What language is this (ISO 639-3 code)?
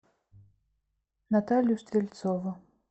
rus